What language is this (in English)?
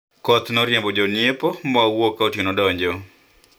Luo (Kenya and Tanzania)